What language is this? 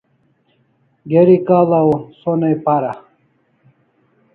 Kalasha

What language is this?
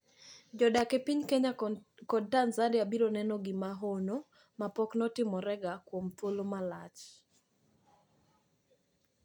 Luo (Kenya and Tanzania)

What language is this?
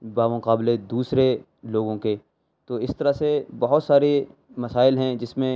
Urdu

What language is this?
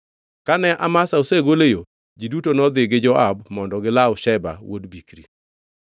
Luo (Kenya and Tanzania)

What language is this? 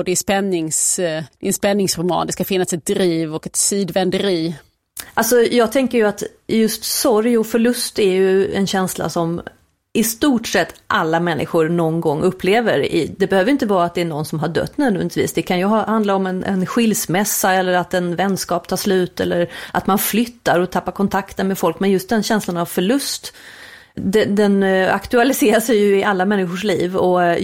Swedish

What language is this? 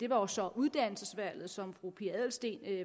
Danish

